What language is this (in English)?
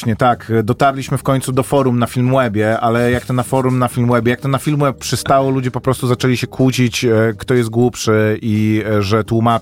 Polish